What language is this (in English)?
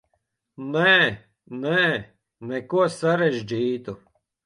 Latvian